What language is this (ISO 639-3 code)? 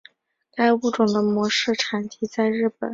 zho